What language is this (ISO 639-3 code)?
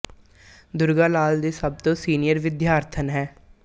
pan